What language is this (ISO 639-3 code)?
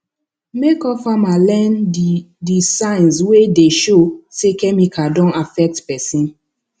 pcm